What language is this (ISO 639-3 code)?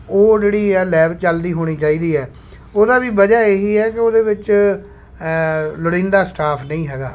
pan